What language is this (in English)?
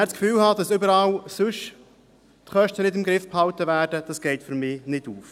Swiss German